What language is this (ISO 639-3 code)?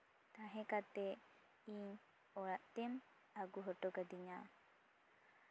sat